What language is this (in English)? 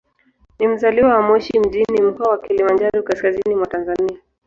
Swahili